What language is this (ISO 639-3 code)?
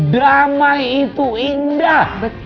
ind